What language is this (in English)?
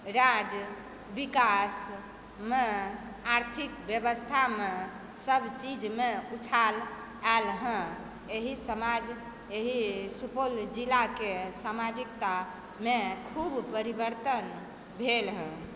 Maithili